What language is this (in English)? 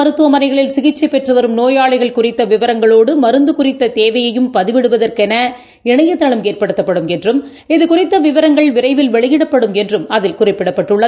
Tamil